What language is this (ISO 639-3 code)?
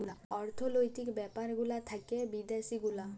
ben